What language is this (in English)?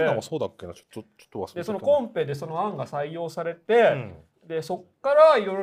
Japanese